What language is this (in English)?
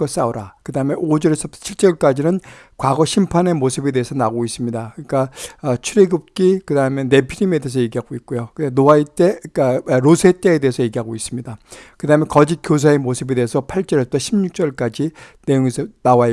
Korean